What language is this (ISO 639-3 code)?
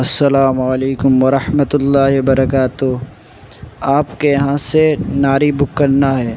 urd